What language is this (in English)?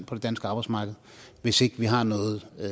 Danish